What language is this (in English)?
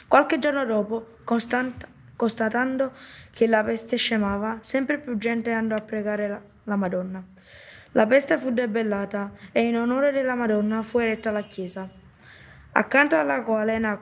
Italian